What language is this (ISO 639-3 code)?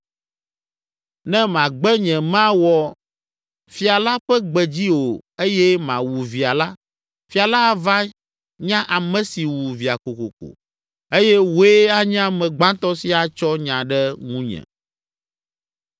ewe